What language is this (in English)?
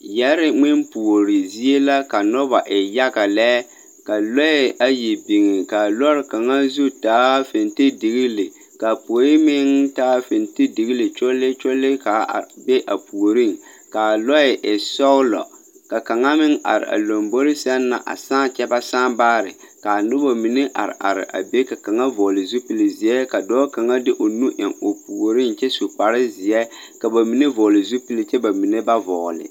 Southern Dagaare